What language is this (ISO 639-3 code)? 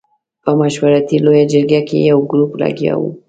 pus